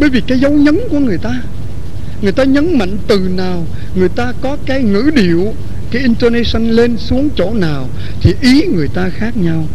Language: Vietnamese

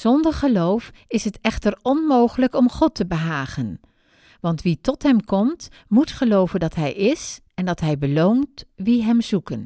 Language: Dutch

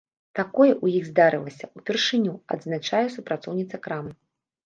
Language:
Belarusian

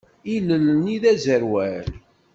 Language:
Kabyle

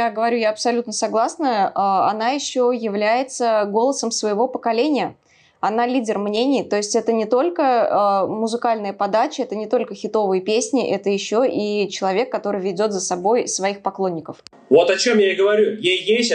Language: Russian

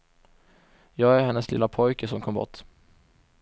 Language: Swedish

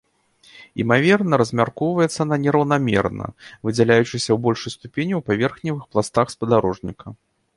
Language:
Belarusian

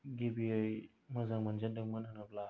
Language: Bodo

